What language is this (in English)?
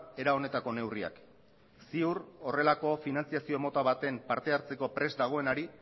Basque